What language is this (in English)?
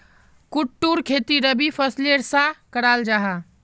Magahi